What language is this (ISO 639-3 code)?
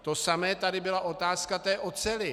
ces